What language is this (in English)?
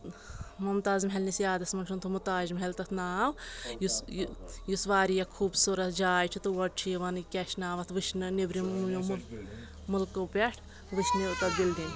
Kashmiri